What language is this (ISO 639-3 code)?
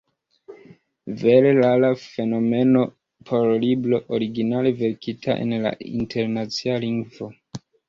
epo